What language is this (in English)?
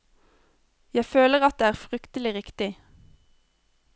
Norwegian